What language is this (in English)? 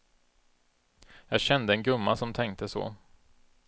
Swedish